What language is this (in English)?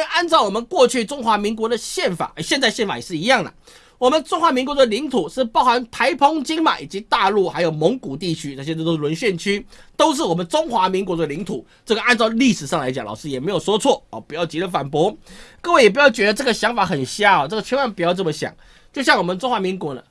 Chinese